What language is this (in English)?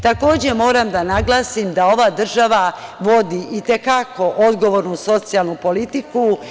Serbian